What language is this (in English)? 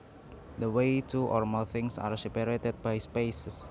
Javanese